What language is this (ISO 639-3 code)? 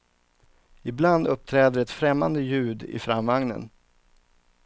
swe